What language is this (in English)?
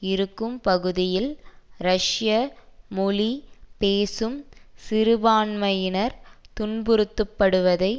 Tamil